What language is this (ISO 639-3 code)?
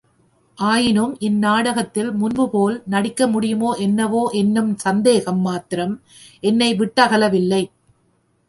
tam